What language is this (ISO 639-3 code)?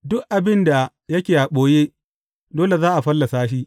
hau